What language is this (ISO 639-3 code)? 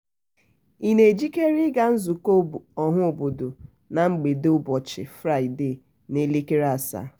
ibo